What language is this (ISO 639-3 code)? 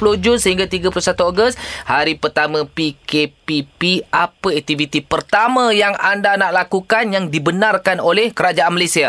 msa